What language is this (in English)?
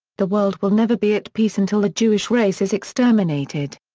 English